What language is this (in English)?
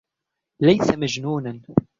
Arabic